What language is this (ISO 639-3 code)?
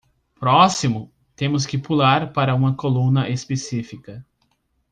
por